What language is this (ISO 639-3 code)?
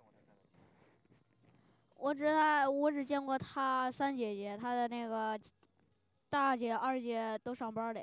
zho